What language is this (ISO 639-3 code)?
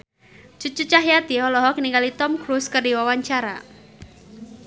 sun